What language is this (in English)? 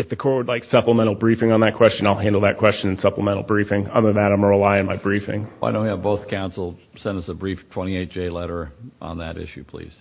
English